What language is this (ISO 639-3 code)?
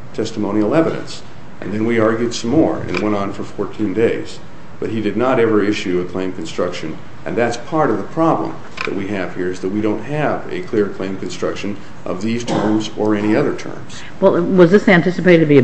eng